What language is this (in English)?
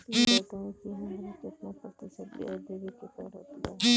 Bhojpuri